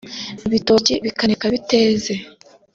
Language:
Kinyarwanda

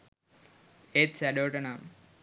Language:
Sinhala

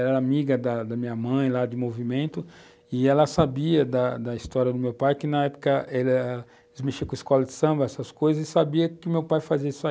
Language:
Portuguese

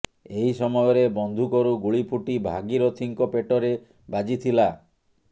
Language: Odia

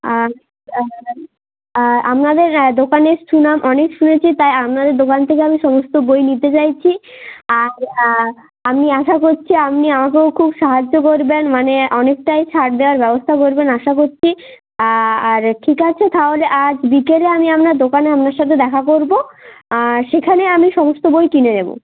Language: Bangla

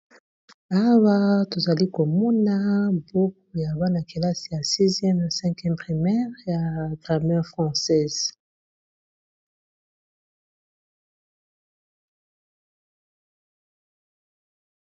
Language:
Lingala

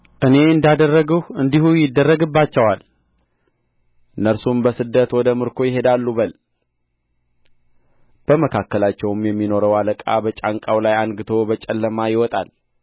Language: Amharic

